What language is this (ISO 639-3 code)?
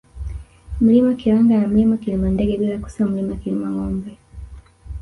swa